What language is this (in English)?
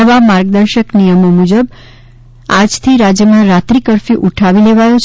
Gujarati